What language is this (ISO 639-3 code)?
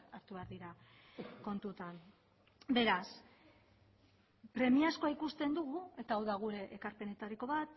eus